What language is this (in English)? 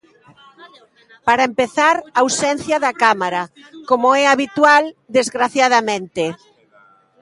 Galician